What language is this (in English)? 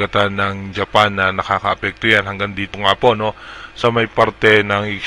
Filipino